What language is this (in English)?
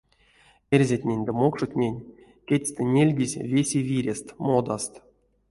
Erzya